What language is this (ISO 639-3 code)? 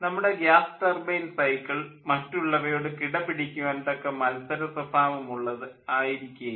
mal